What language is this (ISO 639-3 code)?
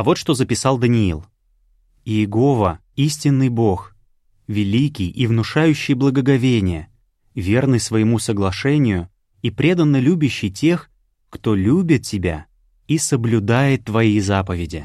rus